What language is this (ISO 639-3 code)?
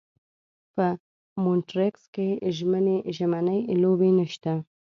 pus